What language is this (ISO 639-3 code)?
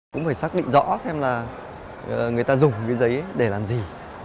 vie